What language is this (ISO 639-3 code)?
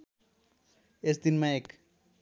nep